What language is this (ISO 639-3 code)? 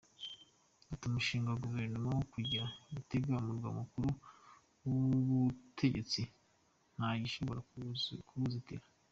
kin